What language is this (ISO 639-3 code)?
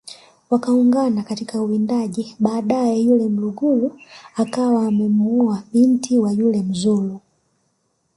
swa